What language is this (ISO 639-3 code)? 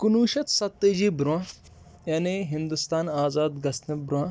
kas